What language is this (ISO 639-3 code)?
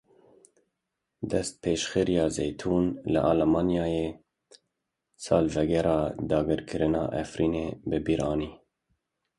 kur